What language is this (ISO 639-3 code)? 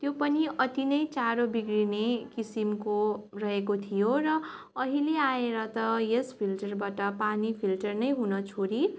nep